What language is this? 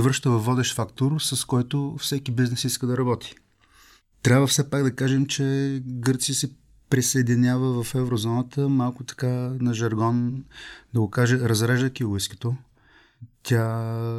Bulgarian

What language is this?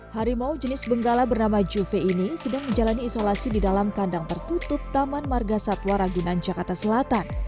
Indonesian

